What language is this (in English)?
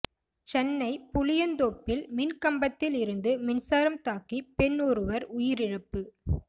Tamil